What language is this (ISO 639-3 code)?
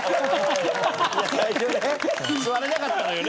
jpn